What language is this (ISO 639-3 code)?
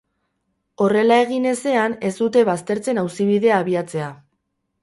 eus